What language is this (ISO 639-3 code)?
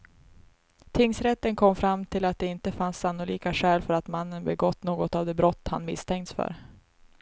swe